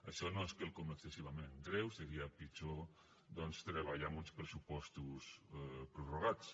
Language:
Catalan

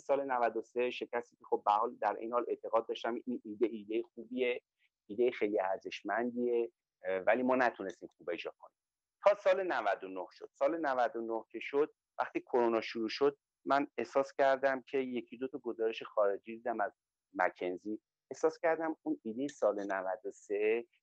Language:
Persian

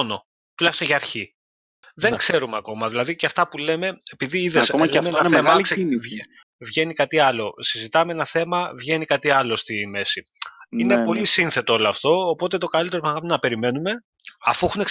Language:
Greek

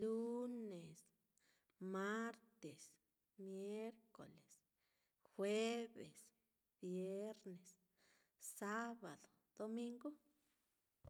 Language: Mitlatongo Mixtec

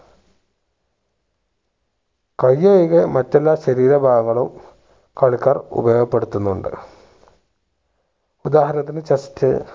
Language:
Malayalam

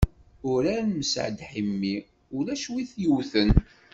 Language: Kabyle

